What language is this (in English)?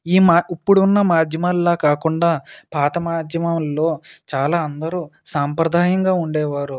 Telugu